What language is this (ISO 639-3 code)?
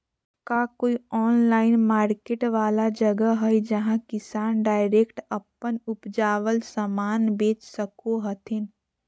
mag